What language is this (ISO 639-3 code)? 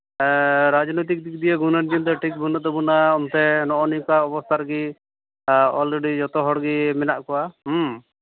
sat